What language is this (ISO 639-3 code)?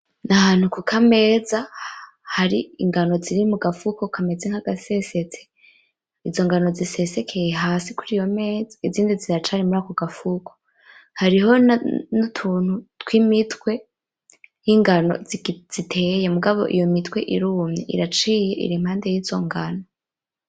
run